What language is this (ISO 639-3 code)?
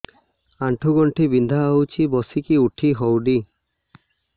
ori